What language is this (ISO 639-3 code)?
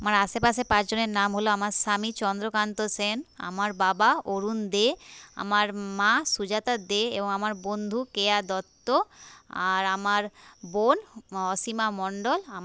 ben